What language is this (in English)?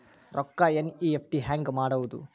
Kannada